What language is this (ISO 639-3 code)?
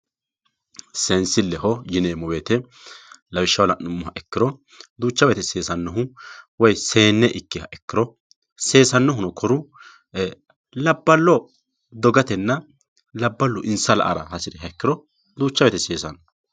sid